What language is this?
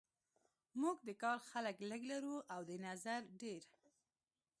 Pashto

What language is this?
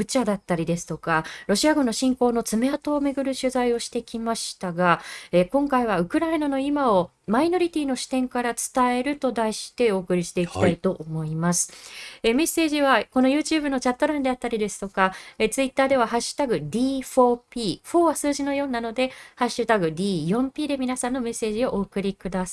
Japanese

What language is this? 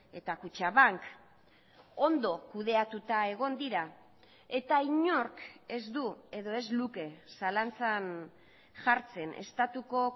Basque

